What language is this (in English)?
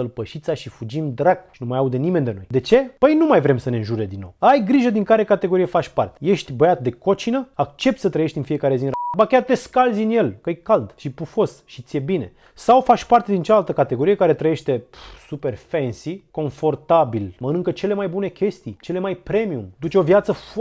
Romanian